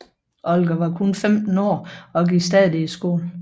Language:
Danish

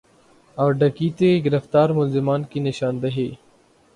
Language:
Urdu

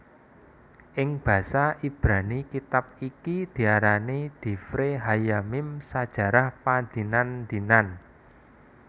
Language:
Javanese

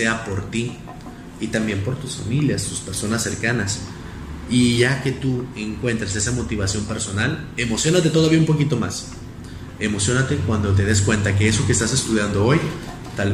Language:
Spanish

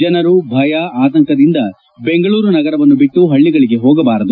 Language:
Kannada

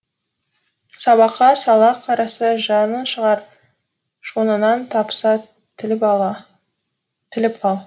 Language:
Kazakh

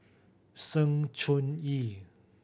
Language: English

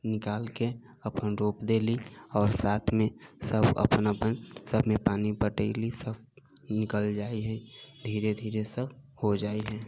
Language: Maithili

